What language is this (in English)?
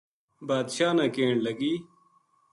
Gujari